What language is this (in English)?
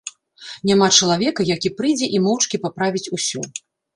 Belarusian